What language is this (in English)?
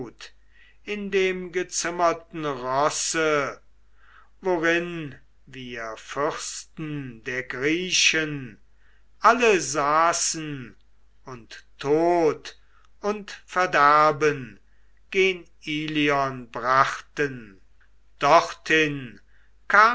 German